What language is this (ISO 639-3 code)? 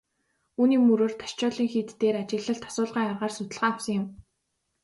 mon